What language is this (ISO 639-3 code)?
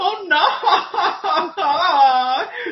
cym